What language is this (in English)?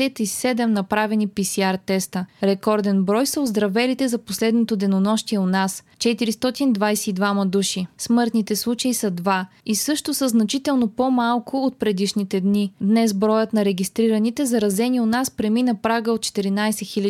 Bulgarian